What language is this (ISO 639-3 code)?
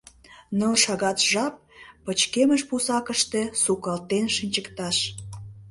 chm